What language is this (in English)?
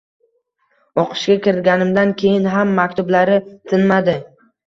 Uzbek